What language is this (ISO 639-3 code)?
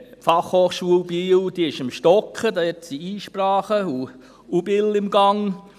gsw